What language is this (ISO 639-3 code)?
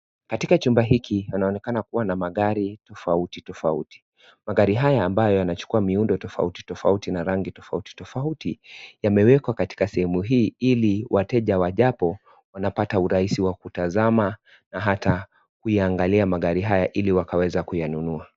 swa